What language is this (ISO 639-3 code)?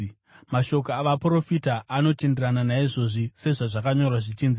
sna